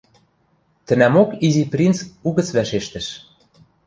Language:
Western Mari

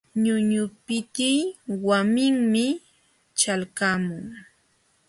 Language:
Jauja Wanca Quechua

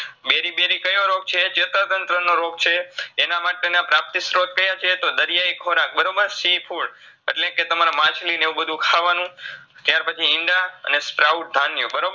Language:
Gujarati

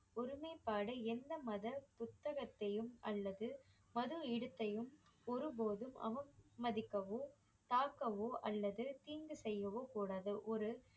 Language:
Tamil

